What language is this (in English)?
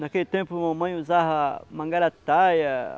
Portuguese